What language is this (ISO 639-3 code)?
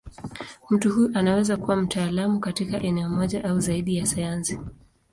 swa